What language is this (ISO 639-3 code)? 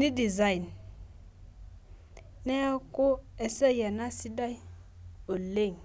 mas